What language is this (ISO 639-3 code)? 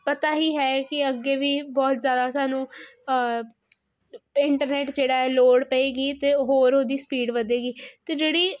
pan